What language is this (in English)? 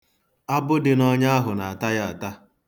Igbo